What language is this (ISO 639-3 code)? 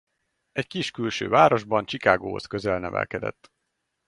hun